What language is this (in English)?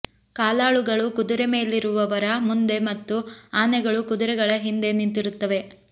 Kannada